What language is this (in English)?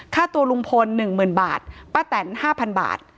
Thai